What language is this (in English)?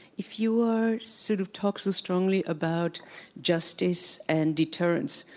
English